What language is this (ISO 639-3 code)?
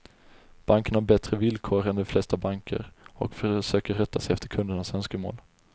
swe